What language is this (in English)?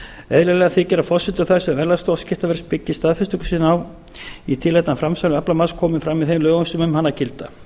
Icelandic